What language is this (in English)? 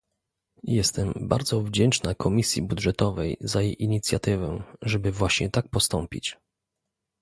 Polish